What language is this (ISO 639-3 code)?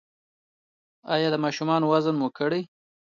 pus